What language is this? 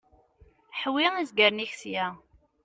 Kabyle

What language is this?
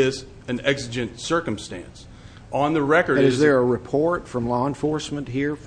English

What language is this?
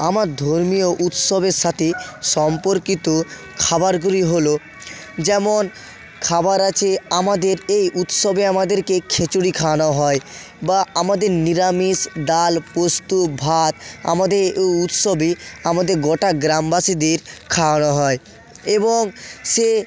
Bangla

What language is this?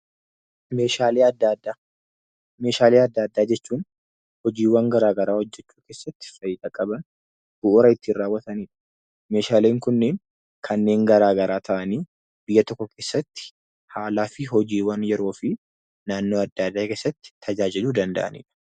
Oromo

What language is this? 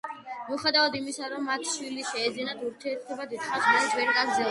Georgian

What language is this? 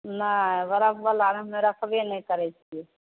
Maithili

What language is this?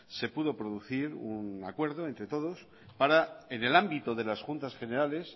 Spanish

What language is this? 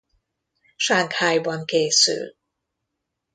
Hungarian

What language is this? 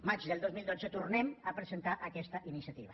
Catalan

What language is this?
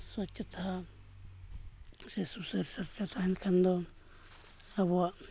Santali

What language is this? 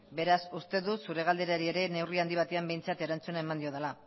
Basque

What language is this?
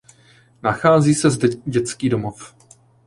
Czech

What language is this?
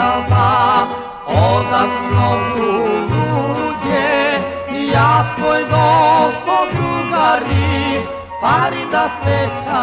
Romanian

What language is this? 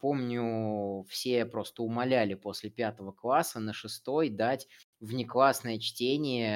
Russian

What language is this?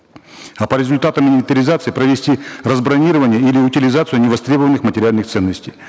Kazakh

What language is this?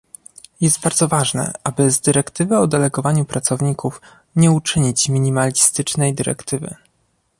Polish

